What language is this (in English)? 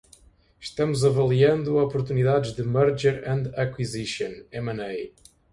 Portuguese